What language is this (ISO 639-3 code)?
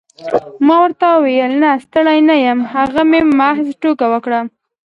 pus